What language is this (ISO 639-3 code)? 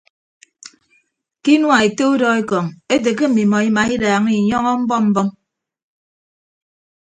ibb